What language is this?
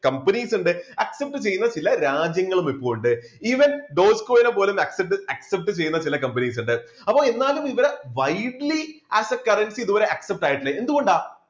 Malayalam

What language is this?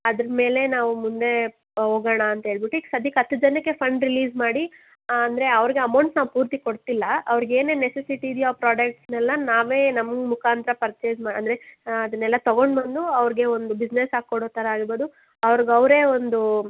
Kannada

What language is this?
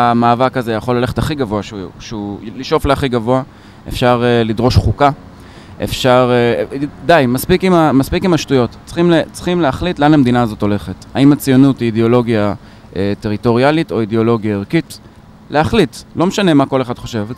Hebrew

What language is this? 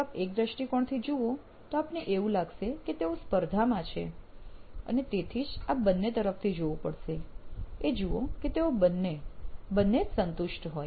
Gujarati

